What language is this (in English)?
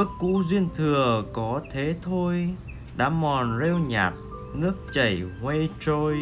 Vietnamese